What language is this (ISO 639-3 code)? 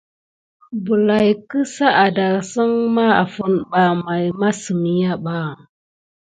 gid